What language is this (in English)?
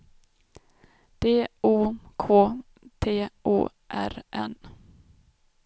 Swedish